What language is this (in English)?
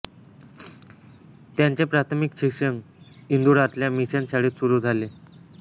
Marathi